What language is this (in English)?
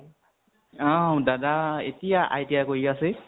Assamese